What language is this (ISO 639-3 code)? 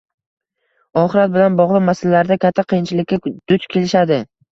uzb